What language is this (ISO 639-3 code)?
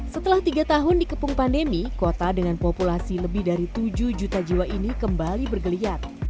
ind